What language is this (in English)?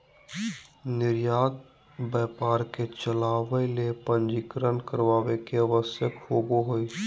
Magahi